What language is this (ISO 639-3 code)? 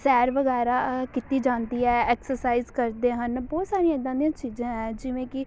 pan